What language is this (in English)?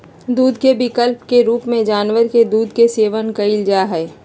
Magahi